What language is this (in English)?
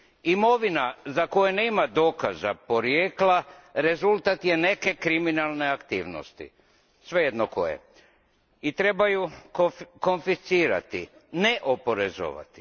Croatian